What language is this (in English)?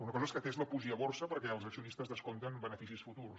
Catalan